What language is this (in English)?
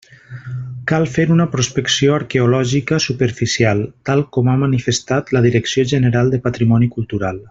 Catalan